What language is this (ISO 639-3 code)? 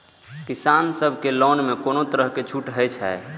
mai